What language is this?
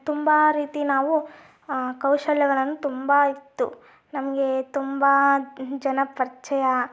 Kannada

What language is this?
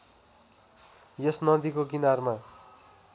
Nepali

